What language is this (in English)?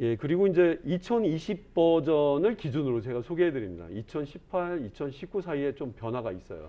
Korean